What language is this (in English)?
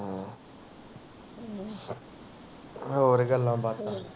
Punjabi